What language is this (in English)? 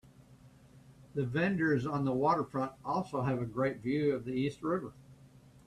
English